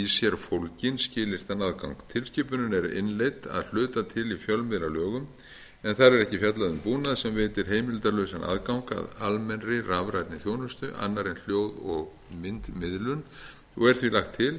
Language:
Icelandic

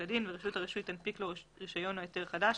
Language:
Hebrew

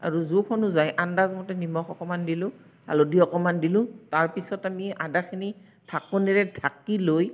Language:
Assamese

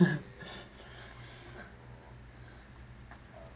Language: English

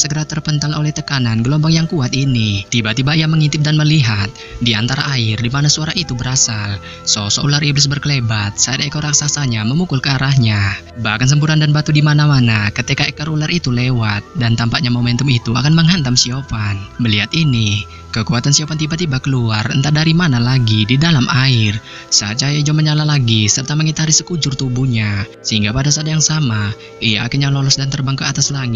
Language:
Indonesian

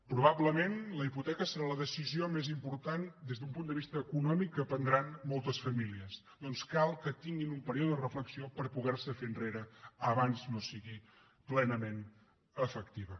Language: Catalan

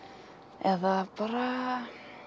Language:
Icelandic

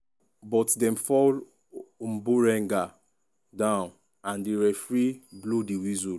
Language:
Nigerian Pidgin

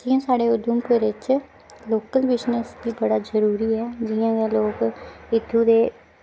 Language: Dogri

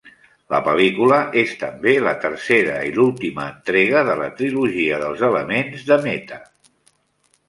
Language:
Catalan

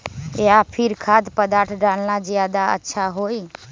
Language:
Magahi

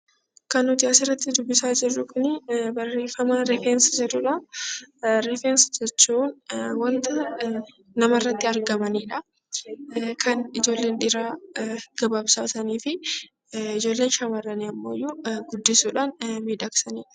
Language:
Oromo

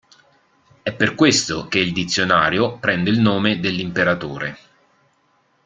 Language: Italian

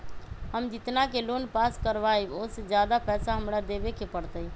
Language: Magahi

